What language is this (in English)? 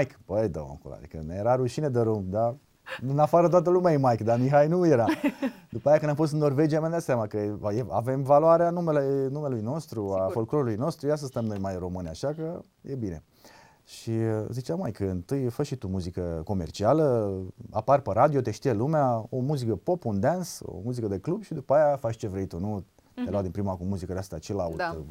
Romanian